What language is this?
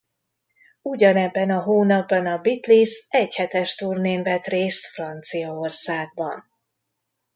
Hungarian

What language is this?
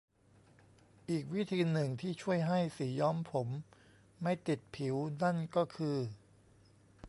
Thai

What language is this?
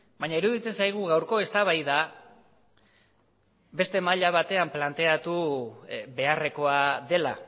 Basque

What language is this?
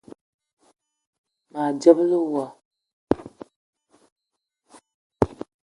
Eton (Cameroon)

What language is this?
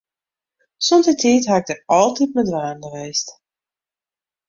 Western Frisian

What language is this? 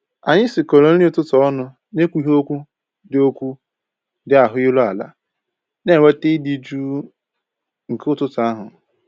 Igbo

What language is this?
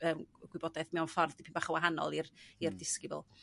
Welsh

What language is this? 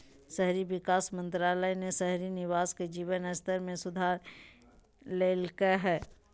Magahi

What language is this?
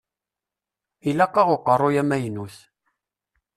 Kabyle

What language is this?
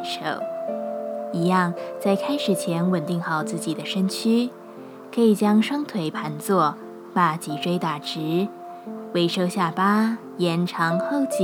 Chinese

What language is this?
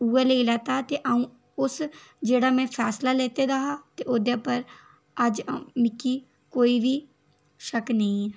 Dogri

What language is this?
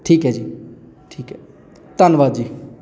Punjabi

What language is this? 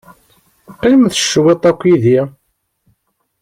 Kabyle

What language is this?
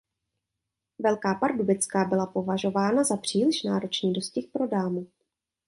Czech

